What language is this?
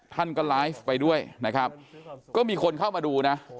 Thai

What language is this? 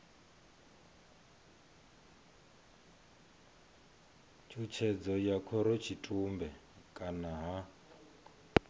Venda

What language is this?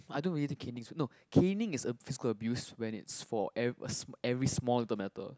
English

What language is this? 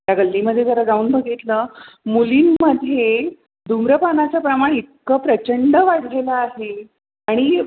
Marathi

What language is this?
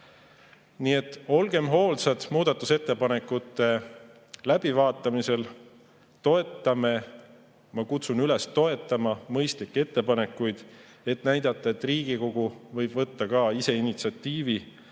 Estonian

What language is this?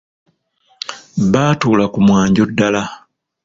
Ganda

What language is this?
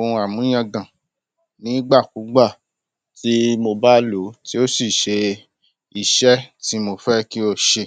Yoruba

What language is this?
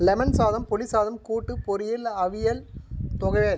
Tamil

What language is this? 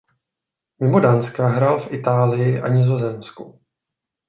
Czech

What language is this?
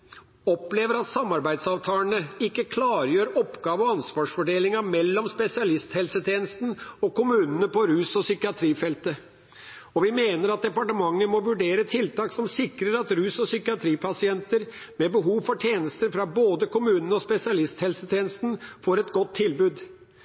Norwegian Bokmål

